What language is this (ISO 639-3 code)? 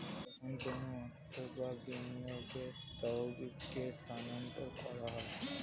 ben